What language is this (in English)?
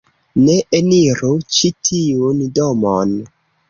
Esperanto